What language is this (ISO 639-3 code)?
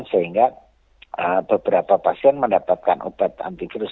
ind